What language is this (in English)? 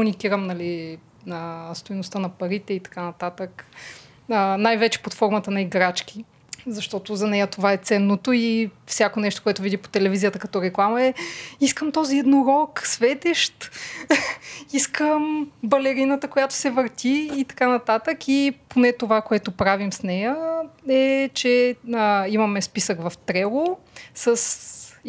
Bulgarian